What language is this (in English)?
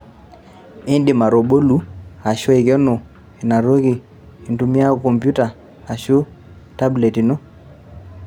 Masai